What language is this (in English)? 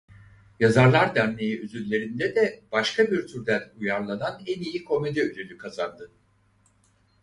Turkish